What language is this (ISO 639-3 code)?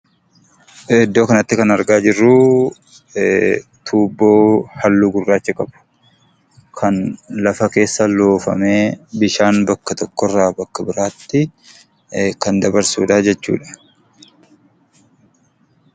orm